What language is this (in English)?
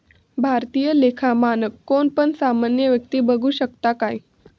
Marathi